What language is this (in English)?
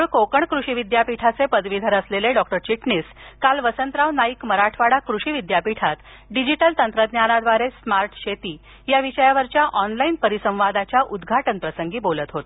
Marathi